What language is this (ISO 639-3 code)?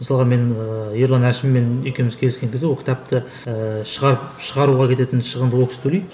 kaz